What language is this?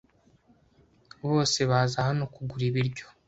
Kinyarwanda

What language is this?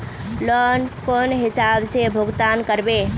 Magahi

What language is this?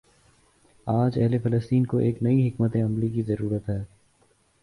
Urdu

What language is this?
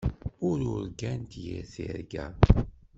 Kabyle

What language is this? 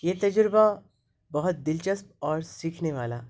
Urdu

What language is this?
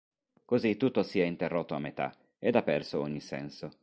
Italian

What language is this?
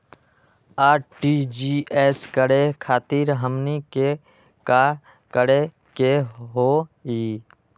Magahi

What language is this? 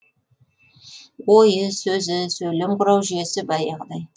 Kazakh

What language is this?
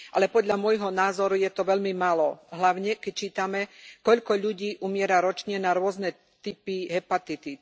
Slovak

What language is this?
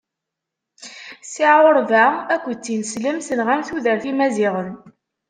Kabyle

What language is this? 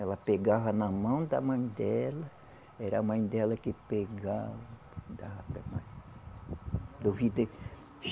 Portuguese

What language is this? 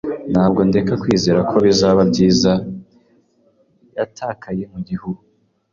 Kinyarwanda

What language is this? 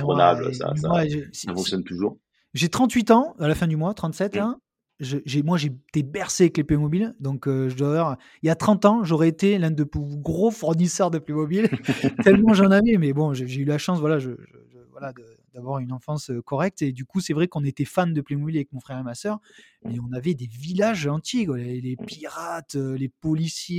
French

